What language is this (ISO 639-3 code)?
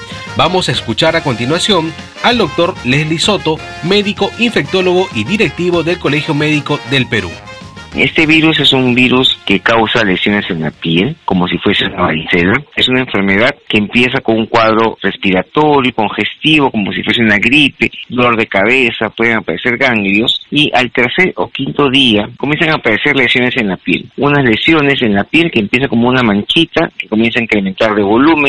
spa